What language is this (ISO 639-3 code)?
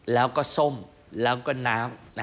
tha